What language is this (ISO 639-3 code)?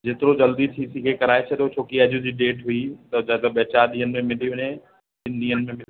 snd